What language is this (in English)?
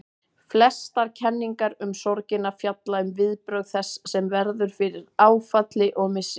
Icelandic